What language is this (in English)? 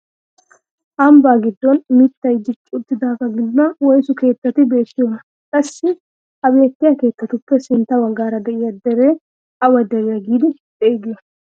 Wolaytta